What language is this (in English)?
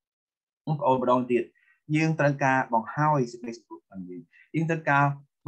Thai